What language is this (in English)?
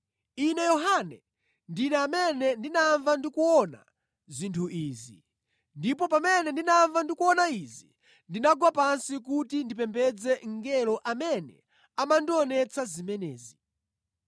Nyanja